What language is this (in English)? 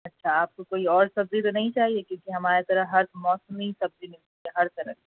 Urdu